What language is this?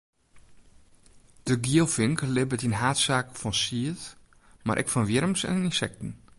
Western Frisian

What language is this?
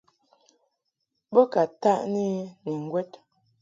Mungaka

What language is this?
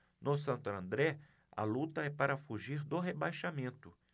Portuguese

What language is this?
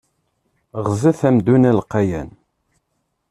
Kabyle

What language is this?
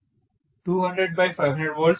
Telugu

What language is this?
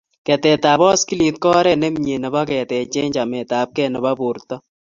Kalenjin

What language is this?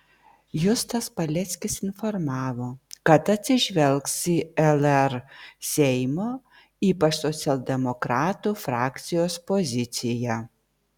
Lithuanian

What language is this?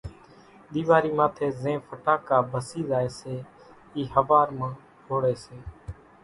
Kachi Koli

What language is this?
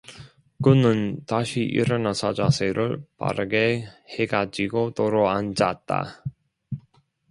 Korean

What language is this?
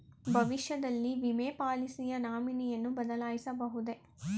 Kannada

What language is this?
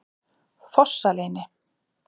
Icelandic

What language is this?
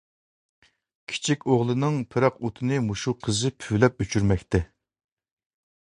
Uyghur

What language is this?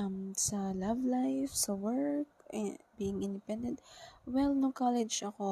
Filipino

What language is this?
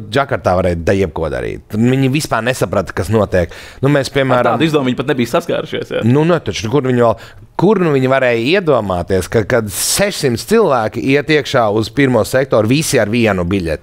Latvian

